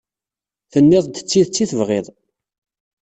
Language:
Kabyle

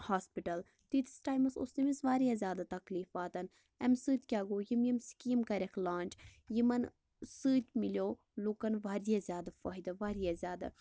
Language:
Kashmiri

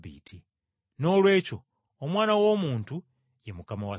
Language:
Ganda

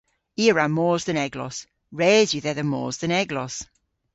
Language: Cornish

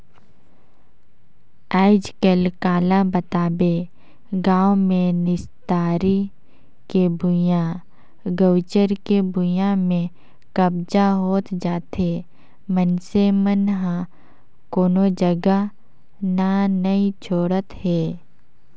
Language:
Chhattisgarhi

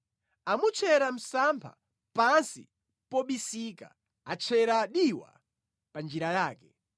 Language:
Nyanja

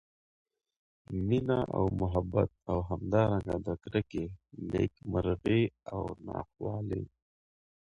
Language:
Pashto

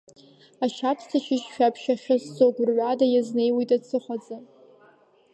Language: Abkhazian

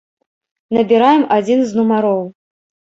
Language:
Belarusian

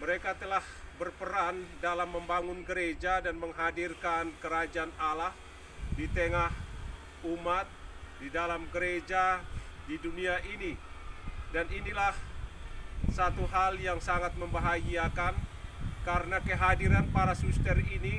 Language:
Indonesian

